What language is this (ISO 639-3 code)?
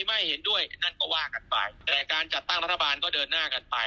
tha